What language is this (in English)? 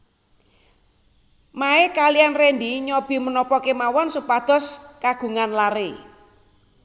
Javanese